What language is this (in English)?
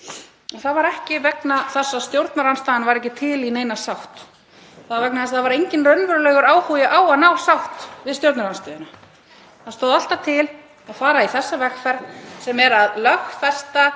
Icelandic